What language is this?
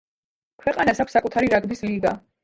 Georgian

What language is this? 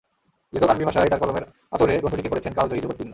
Bangla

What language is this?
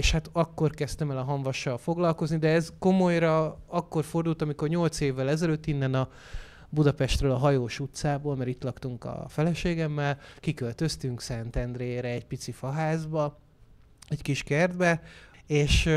Hungarian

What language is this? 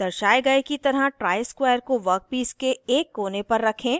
Hindi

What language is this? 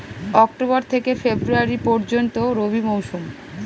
Bangla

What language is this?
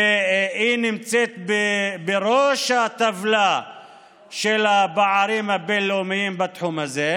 Hebrew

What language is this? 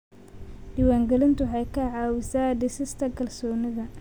Somali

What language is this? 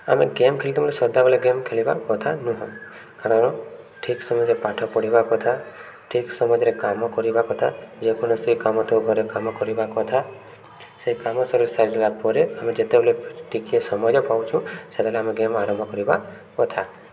Odia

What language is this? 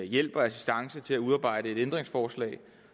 Danish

